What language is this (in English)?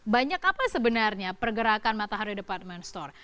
Indonesian